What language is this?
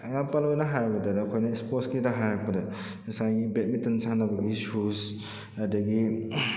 Manipuri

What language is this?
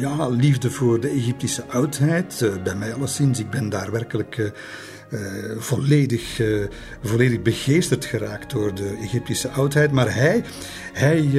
Dutch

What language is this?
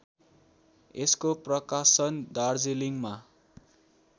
Nepali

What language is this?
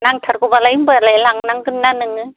Bodo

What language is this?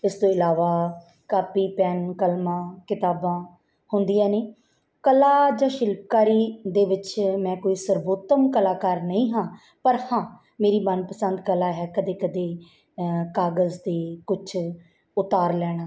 Punjabi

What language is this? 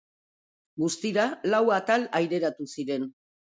Basque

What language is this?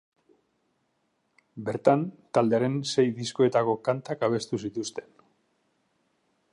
Basque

